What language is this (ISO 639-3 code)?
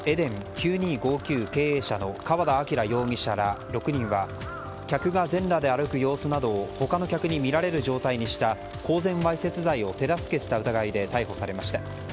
jpn